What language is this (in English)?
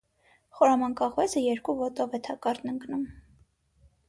Armenian